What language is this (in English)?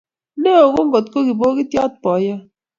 Kalenjin